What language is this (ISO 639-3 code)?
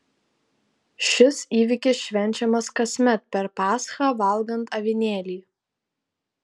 lit